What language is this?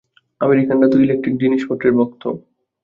Bangla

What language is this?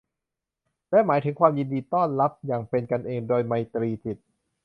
Thai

